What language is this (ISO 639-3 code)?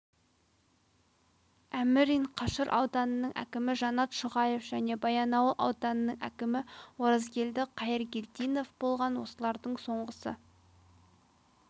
kaz